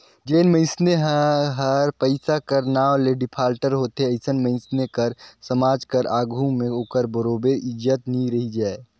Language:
Chhattisgarhi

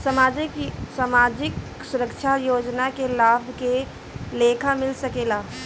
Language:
Bhojpuri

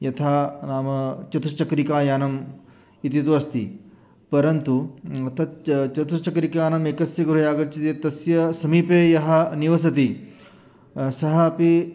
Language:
Sanskrit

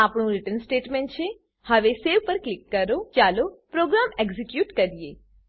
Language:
Gujarati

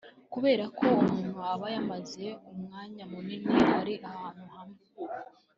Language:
Kinyarwanda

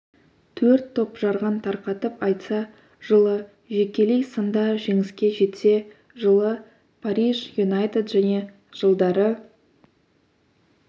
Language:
Kazakh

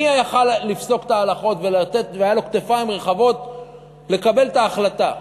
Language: Hebrew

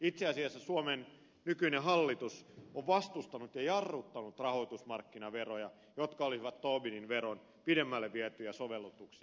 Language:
Finnish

